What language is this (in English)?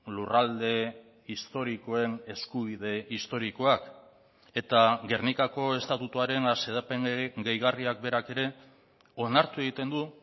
Basque